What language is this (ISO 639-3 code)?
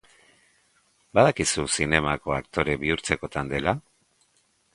eus